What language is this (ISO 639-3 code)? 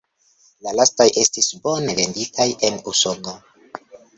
epo